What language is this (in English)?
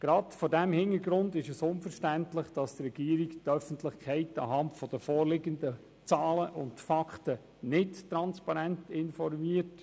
Swiss German